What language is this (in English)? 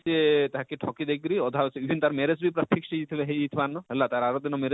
Odia